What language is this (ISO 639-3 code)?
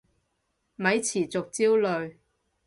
yue